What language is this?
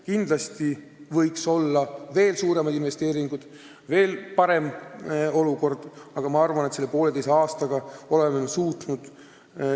Estonian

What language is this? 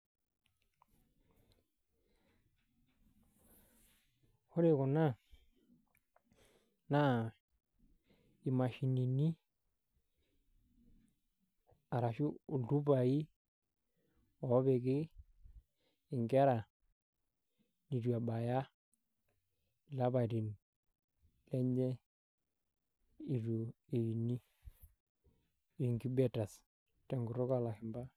Masai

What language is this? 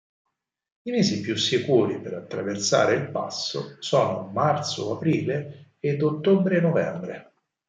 Italian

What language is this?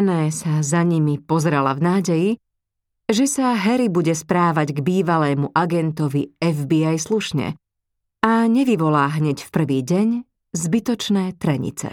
Slovak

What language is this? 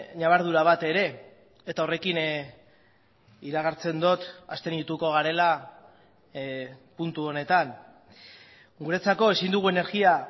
Basque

